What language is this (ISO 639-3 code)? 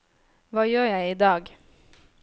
nor